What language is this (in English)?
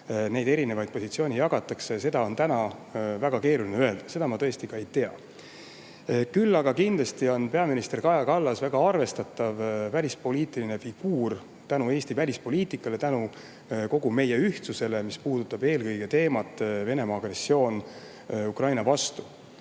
Estonian